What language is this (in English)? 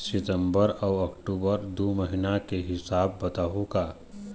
Chhattisgarhi